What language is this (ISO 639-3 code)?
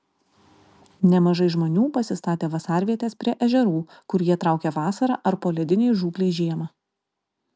lit